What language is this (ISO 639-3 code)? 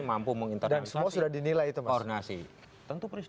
ind